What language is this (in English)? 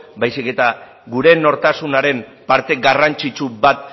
Basque